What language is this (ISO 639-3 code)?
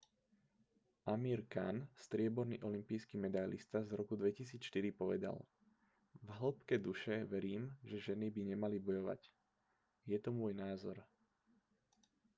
slk